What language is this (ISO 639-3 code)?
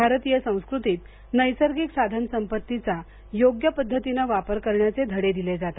mar